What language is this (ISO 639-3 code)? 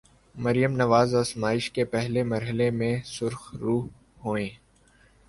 urd